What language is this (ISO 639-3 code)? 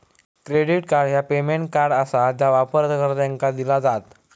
mar